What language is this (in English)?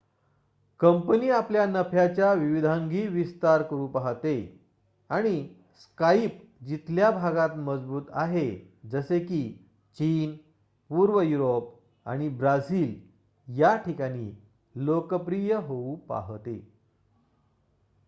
Marathi